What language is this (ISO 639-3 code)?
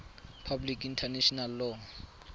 tsn